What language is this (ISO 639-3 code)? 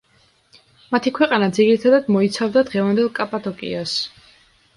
kat